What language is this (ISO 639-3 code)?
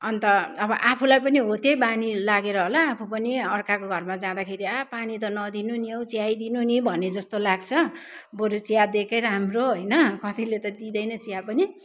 nep